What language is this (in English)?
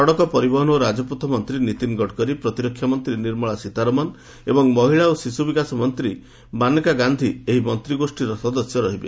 Odia